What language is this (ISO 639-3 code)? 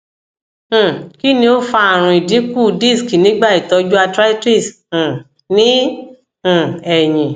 yor